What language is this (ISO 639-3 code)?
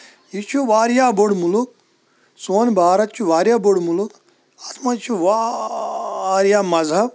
kas